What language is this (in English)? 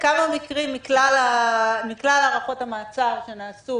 Hebrew